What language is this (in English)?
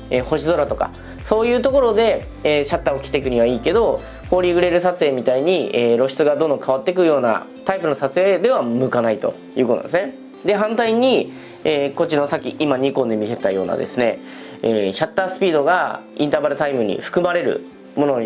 Japanese